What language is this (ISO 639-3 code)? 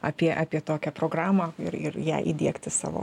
lit